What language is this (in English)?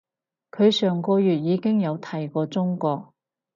Cantonese